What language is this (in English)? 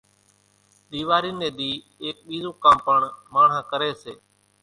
Kachi Koli